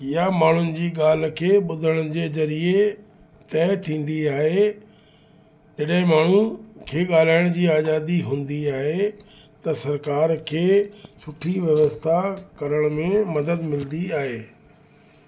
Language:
Sindhi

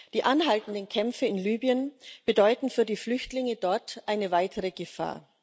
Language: German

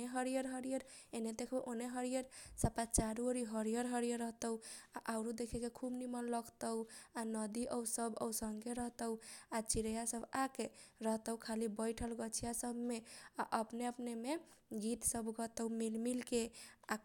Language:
Kochila Tharu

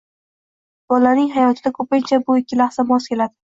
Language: Uzbek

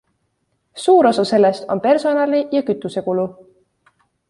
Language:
Estonian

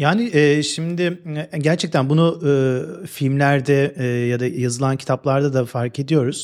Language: Turkish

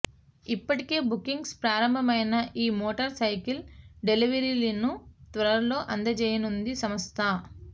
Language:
Telugu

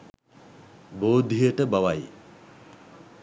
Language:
Sinhala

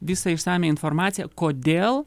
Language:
Lithuanian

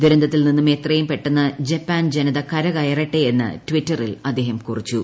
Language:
Malayalam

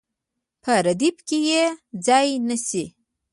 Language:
Pashto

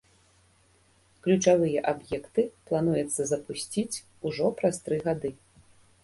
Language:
Belarusian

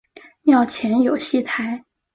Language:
Chinese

